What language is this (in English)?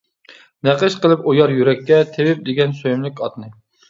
Uyghur